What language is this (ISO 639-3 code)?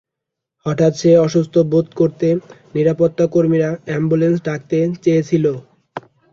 ben